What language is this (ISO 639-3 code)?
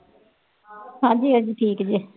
pan